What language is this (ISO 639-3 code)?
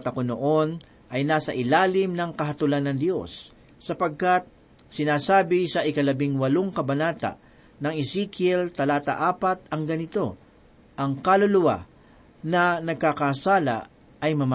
fil